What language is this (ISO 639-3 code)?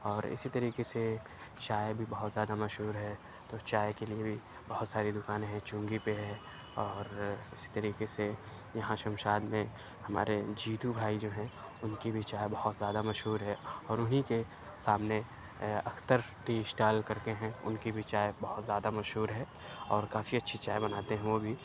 urd